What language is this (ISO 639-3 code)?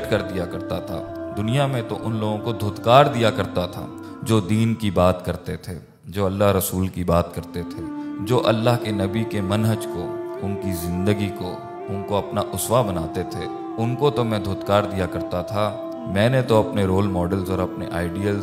urd